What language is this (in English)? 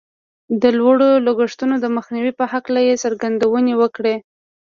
Pashto